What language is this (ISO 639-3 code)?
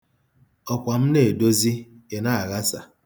ibo